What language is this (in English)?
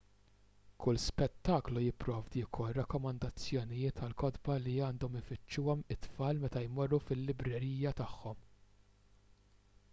Maltese